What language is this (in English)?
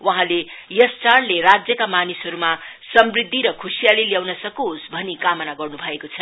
Nepali